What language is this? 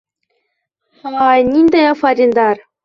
Bashkir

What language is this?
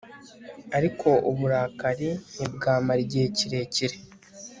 Kinyarwanda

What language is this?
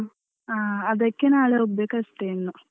Kannada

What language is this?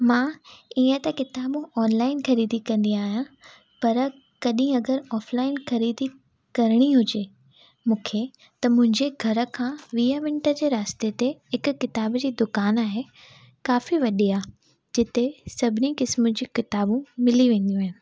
Sindhi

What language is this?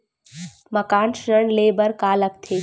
Chhattisgarhi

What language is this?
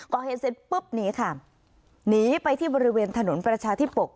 Thai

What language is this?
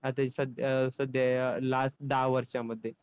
Marathi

